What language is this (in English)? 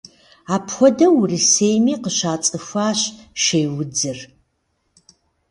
Kabardian